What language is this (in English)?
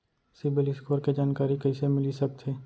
Chhattisgarhi